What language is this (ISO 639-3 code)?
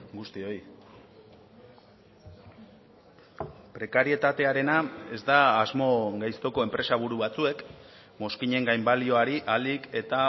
eus